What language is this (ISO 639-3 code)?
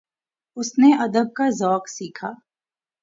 urd